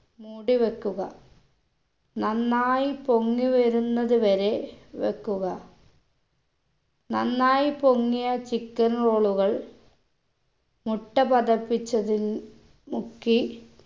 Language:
Malayalam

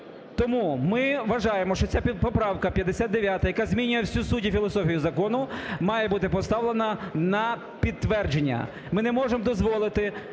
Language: Ukrainian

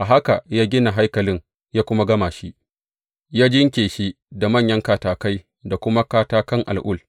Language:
Hausa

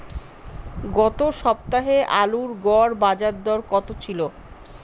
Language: Bangla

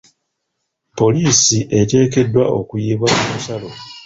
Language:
Ganda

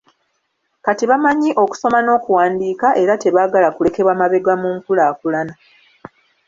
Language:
Ganda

